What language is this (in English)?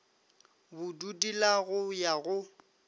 Northern Sotho